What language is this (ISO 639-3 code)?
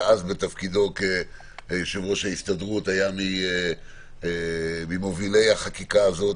heb